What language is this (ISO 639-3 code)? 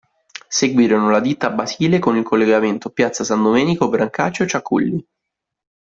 ita